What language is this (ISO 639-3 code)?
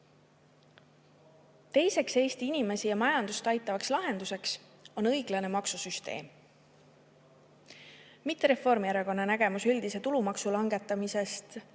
est